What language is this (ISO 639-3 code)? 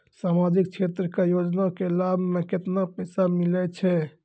mai